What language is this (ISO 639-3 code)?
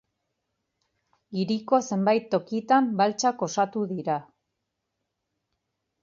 eus